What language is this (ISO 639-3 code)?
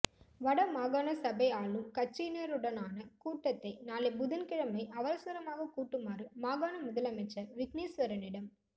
tam